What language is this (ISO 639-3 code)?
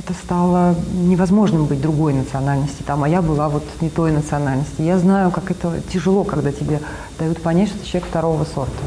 rus